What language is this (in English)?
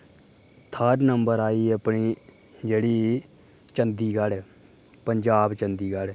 Dogri